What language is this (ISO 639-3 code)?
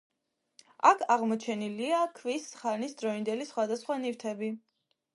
kat